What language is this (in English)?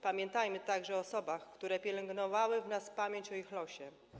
Polish